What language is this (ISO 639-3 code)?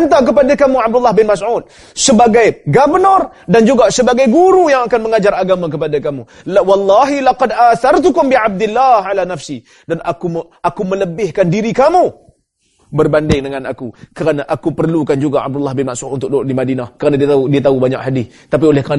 msa